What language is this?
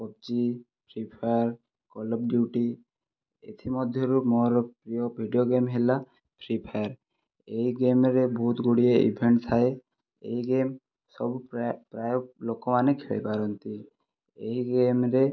Odia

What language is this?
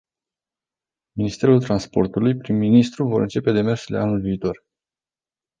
Romanian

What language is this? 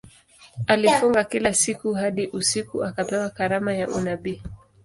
Swahili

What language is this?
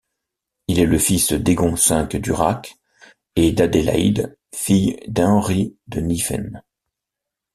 French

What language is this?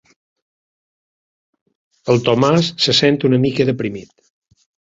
Catalan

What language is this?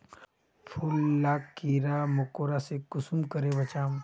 Magahi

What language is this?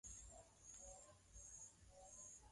Swahili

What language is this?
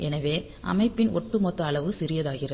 Tamil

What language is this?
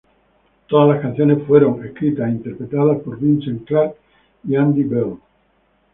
Spanish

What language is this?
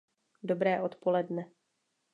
Czech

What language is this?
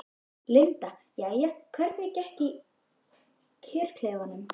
Icelandic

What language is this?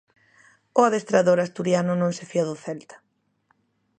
Galician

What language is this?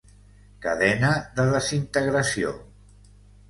Catalan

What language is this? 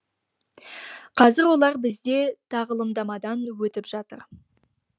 Kazakh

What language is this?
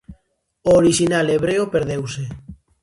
Galician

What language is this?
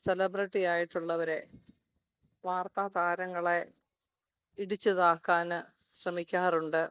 Malayalam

